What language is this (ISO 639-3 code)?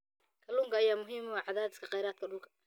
som